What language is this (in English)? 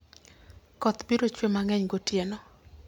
Luo (Kenya and Tanzania)